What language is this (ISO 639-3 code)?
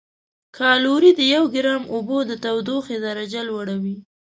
pus